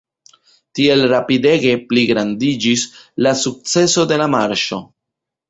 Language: Esperanto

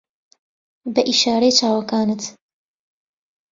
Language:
Central Kurdish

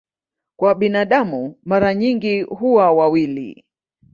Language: Swahili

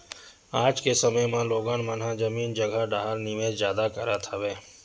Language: Chhattisgarhi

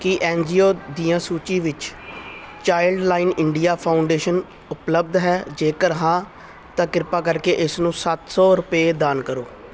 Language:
Punjabi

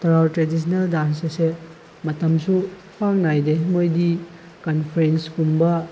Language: Manipuri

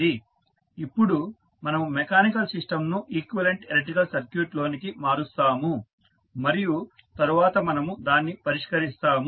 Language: Telugu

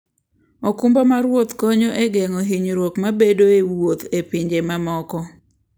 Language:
Luo (Kenya and Tanzania)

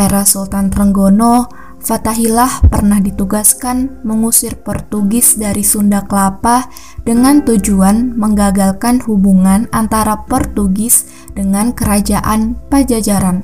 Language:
Indonesian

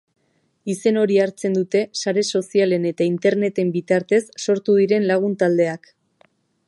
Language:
Basque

